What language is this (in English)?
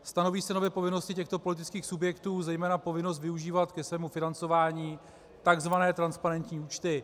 Czech